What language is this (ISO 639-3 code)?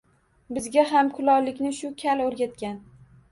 uzb